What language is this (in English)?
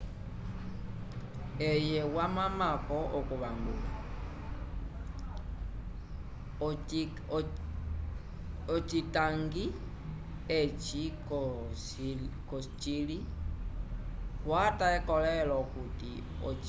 Umbundu